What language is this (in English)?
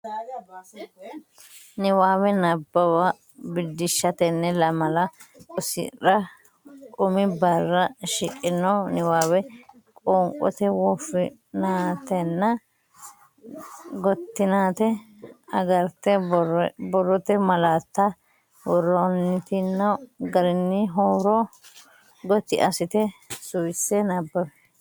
Sidamo